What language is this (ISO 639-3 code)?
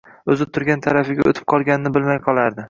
uzb